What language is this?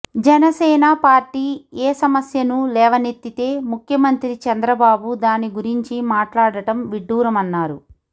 Telugu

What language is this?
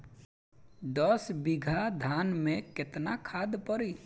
Bhojpuri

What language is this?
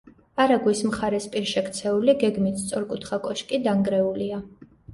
Georgian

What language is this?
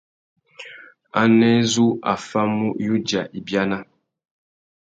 Tuki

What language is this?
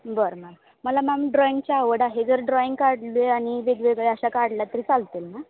Marathi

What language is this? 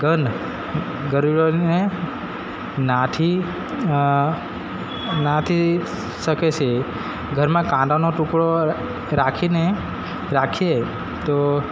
Gujarati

